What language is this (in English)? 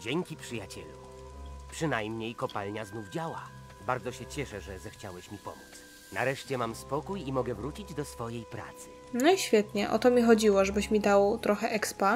Polish